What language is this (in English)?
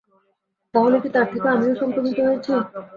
Bangla